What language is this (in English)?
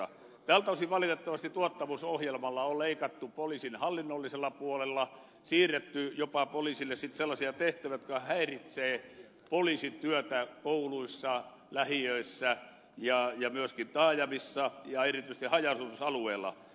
Finnish